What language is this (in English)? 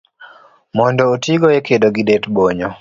Luo (Kenya and Tanzania)